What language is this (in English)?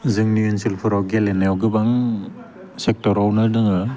Bodo